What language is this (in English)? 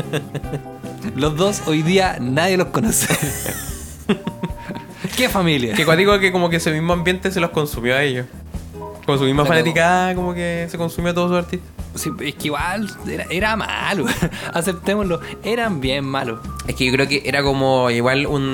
Spanish